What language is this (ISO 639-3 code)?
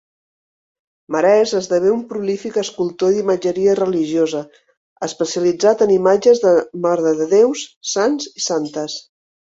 cat